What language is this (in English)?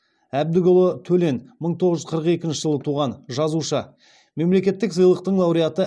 Kazakh